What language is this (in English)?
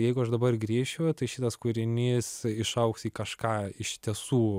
Lithuanian